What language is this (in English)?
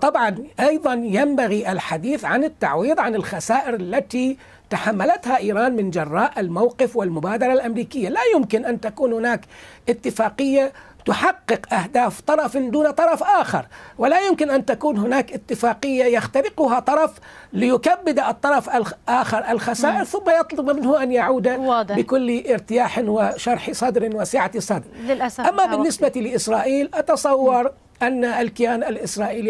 Arabic